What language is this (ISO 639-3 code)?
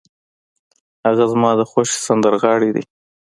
pus